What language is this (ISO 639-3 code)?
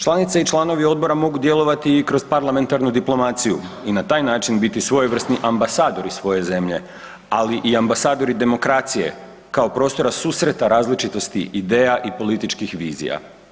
hrv